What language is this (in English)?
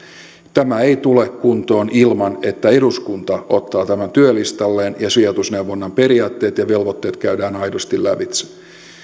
Finnish